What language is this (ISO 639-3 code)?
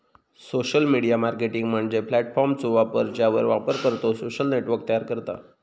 mar